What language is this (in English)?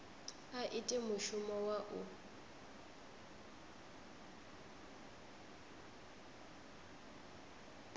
Venda